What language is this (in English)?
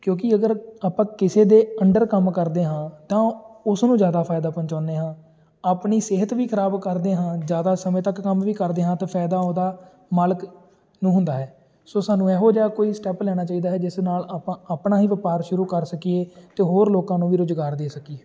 Punjabi